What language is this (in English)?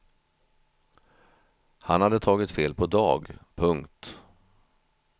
Swedish